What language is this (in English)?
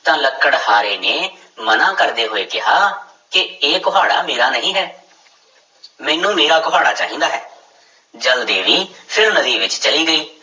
Punjabi